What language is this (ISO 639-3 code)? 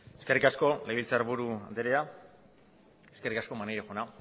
eus